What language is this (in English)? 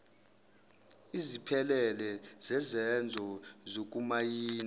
Zulu